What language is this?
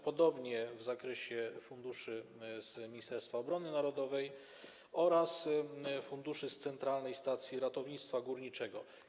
Polish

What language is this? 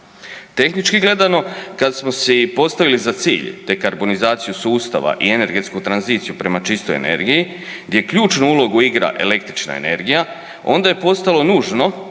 Croatian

